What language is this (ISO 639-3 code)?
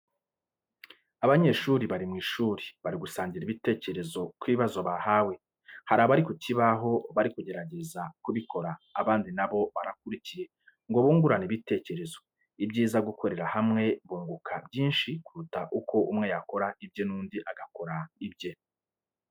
kin